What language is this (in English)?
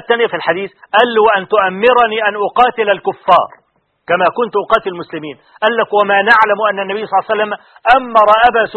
Arabic